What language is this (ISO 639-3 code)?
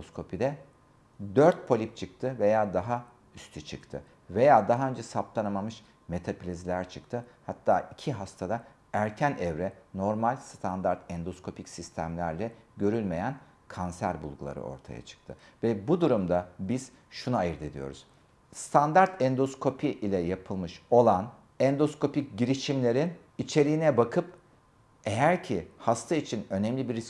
tur